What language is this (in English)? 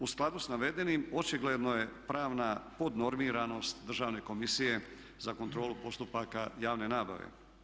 Croatian